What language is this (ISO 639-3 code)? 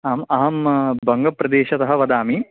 san